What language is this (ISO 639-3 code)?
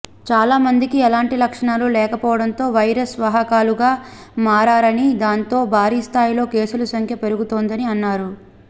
tel